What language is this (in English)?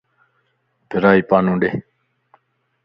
Lasi